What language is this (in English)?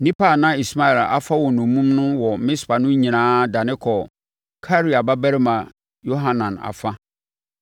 Akan